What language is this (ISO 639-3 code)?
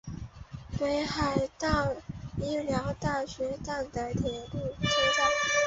zho